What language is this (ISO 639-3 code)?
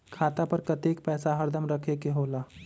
mag